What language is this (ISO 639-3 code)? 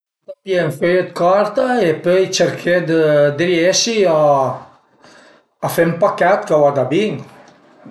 pms